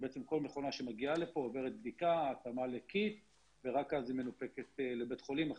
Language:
Hebrew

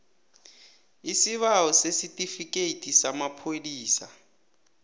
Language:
South Ndebele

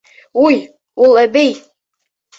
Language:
Bashkir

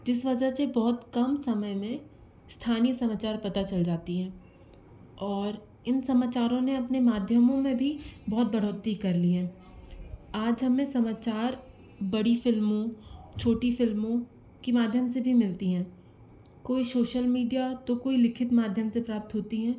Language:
Hindi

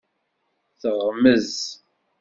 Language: Kabyle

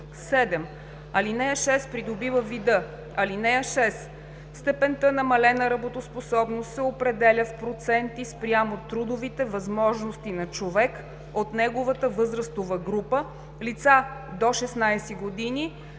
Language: Bulgarian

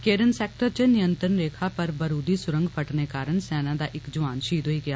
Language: Dogri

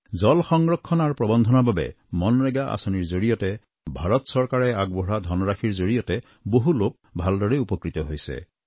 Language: Assamese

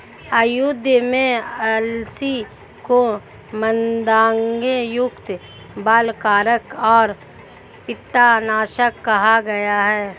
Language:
Hindi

